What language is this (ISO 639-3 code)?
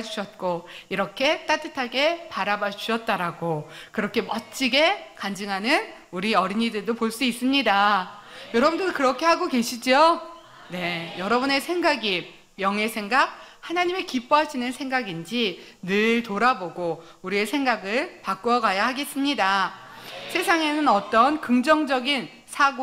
kor